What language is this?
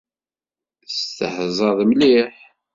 Kabyle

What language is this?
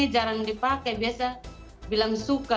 Indonesian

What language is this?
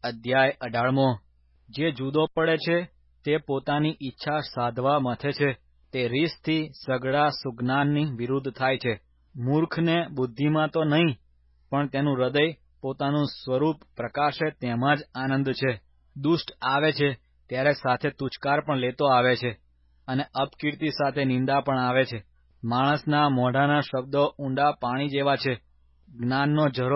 Gujarati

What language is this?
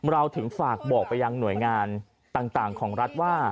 Thai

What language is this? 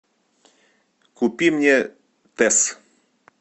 Russian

